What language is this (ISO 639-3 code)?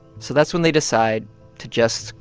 eng